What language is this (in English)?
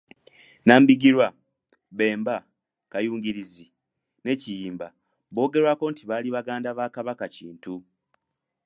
Ganda